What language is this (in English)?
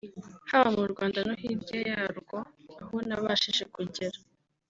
Kinyarwanda